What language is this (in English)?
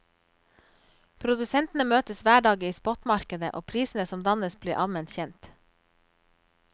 Norwegian